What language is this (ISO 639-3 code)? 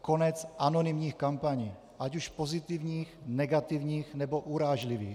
ces